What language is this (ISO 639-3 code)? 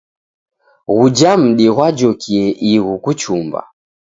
dav